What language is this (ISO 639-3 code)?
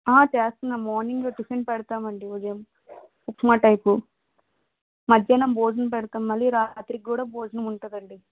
tel